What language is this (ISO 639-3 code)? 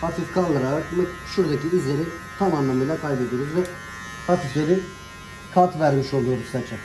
tur